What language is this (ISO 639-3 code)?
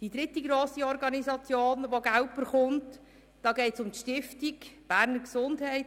gsw